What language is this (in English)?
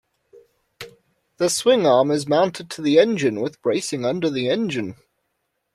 English